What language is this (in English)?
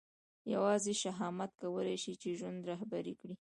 Pashto